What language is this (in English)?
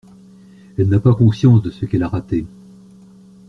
French